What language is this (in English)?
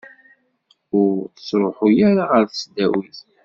Kabyle